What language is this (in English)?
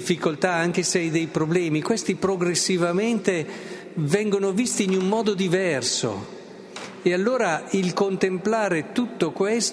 Italian